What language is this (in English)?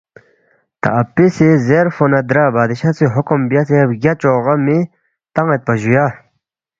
Balti